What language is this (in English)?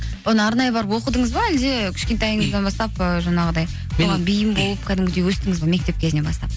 Kazakh